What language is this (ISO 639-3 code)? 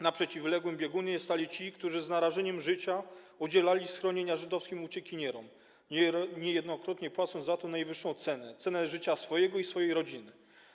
pol